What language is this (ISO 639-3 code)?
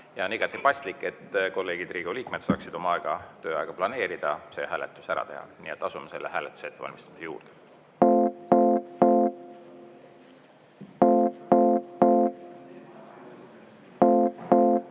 est